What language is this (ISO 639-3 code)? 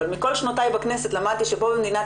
heb